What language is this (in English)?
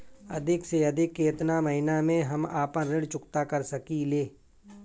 Bhojpuri